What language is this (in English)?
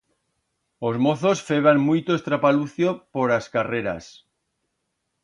Aragonese